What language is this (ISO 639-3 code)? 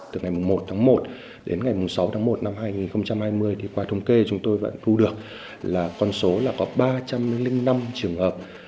vie